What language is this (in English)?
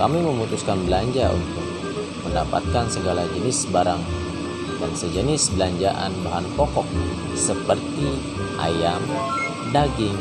Indonesian